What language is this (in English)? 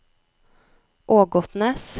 Norwegian